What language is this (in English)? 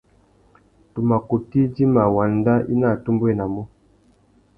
Tuki